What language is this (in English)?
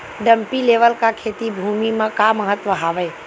Chhattisgarhi